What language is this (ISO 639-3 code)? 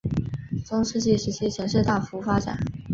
zho